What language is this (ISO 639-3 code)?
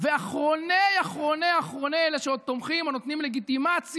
heb